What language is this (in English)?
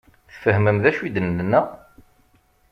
Kabyle